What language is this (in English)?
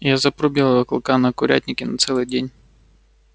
Russian